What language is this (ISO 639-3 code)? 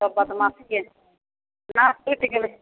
mai